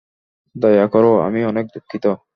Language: Bangla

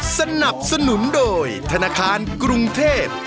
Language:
Thai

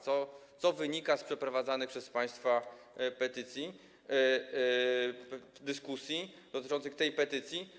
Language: Polish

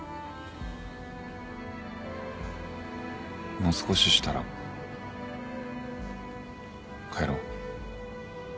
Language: Japanese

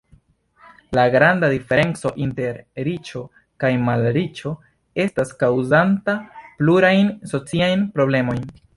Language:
Esperanto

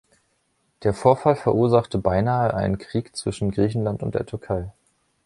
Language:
German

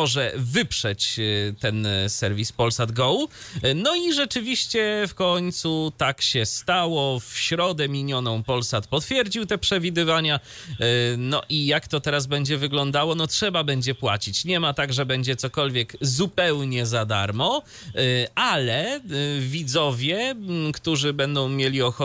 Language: Polish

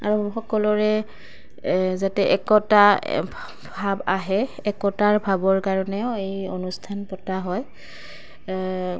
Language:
Assamese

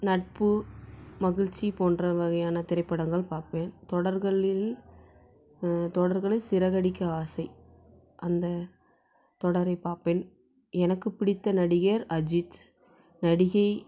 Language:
Tamil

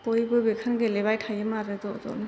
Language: Bodo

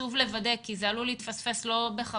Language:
Hebrew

